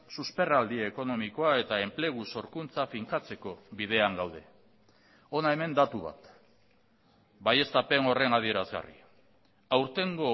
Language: Basque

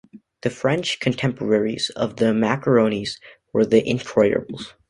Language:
English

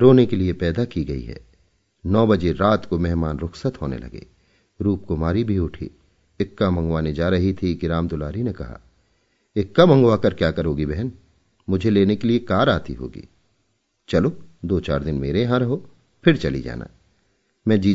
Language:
Hindi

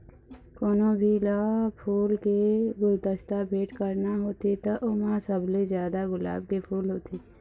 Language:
Chhattisgarhi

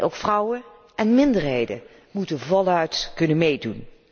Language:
Dutch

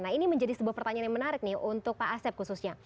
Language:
Indonesian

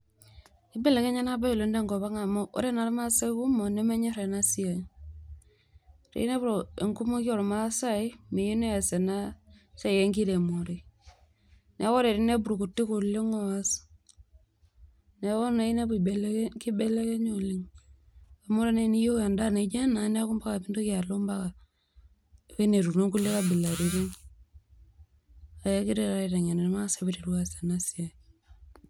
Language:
Masai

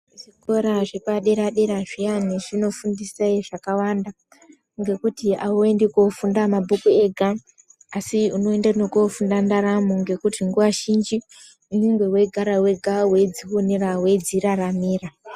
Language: Ndau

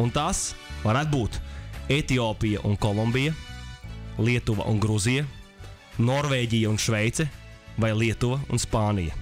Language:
Latvian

